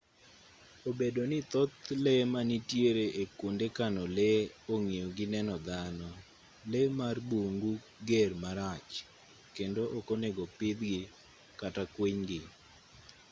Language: Luo (Kenya and Tanzania)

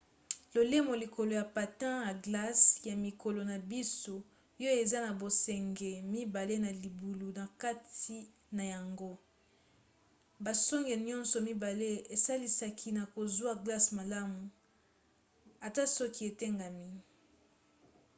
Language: Lingala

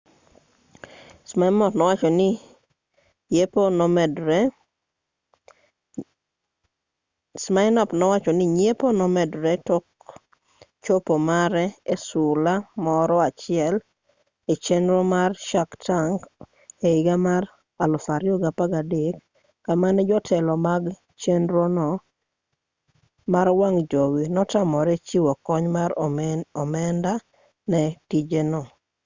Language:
Luo (Kenya and Tanzania)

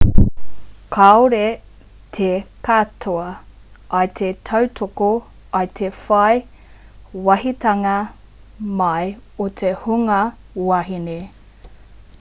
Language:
Māori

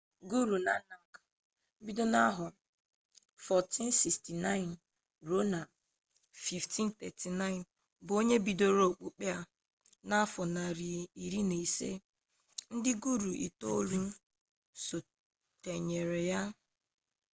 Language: Igbo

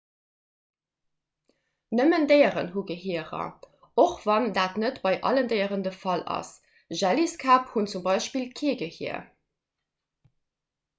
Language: Luxembourgish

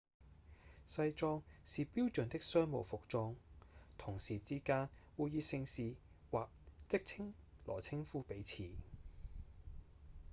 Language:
Cantonese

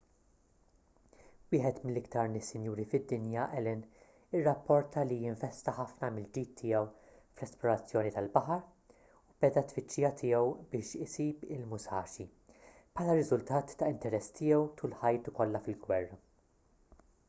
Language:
Maltese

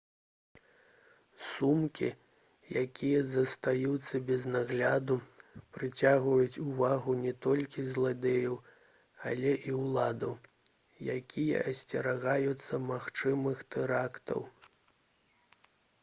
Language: Belarusian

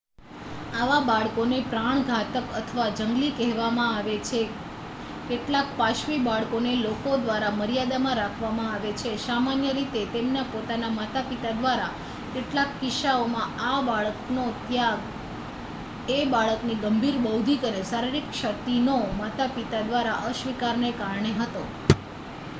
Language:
Gujarati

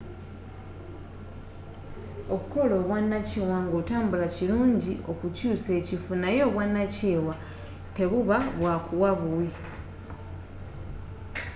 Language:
Ganda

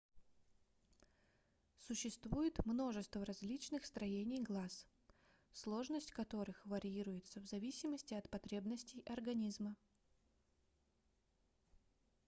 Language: Russian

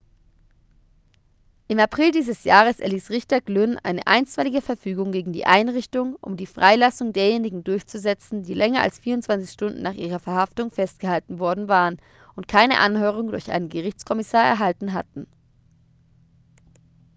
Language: German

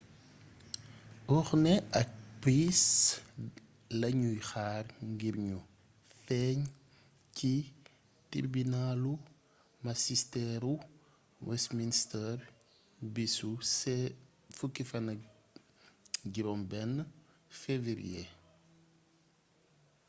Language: Wolof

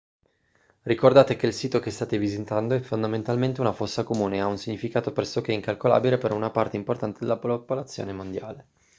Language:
Italian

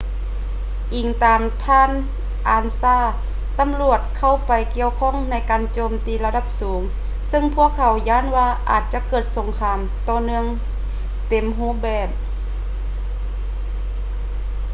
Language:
Lao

